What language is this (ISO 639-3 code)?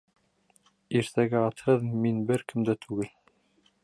bak